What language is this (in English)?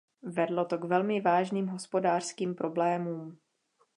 Czech